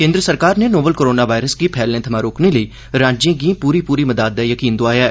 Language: Dogri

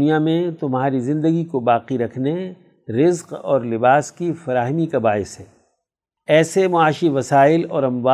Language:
Urdu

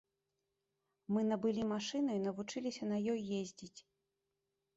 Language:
Belarusian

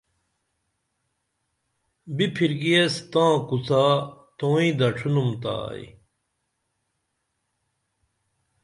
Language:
Dameli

